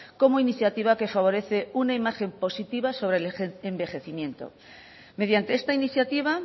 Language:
Spanish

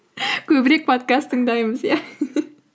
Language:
Kazakh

